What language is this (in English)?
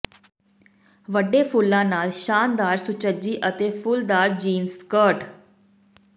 Punjabi